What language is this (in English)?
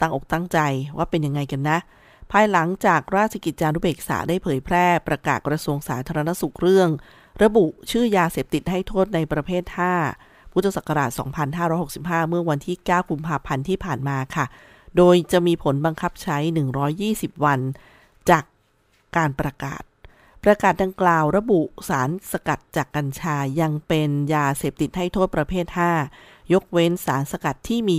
Thai